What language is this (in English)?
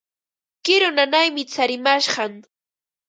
Ambo-Pasco Quechua